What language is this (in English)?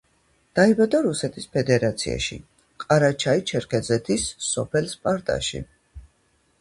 Georgian